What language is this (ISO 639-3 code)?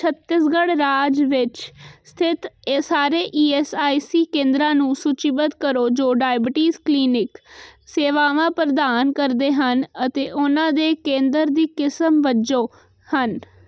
pan